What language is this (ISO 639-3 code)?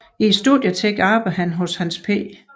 dan